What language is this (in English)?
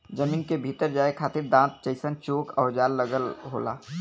Bhojpuri